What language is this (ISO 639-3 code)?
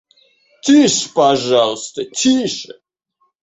rus